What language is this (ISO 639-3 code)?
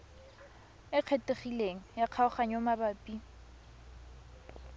tsn